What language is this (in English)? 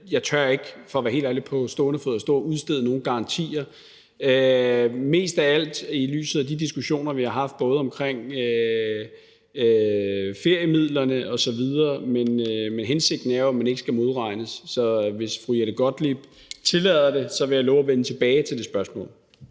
Danish